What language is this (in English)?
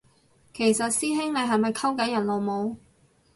Cantonese